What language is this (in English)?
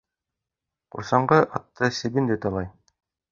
Bashkir